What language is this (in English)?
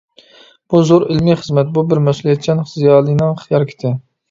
Uyghur